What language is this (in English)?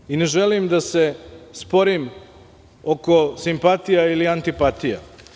Serbian